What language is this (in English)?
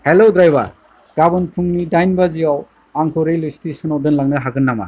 Bodo